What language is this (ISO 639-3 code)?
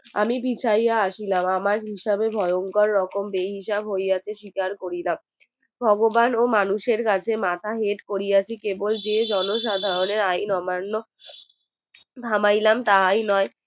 ben